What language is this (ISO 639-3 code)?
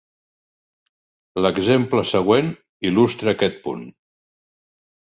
cat